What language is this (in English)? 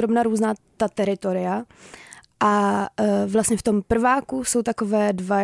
Czech